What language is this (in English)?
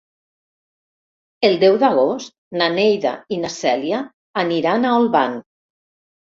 Catalan